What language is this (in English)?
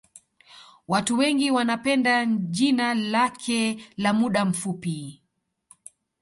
Swahili